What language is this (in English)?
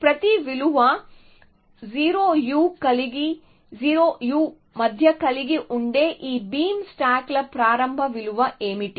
Telugu